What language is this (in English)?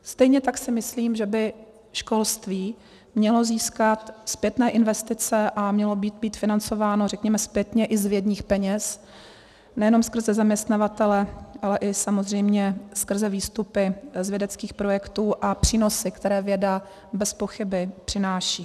Czech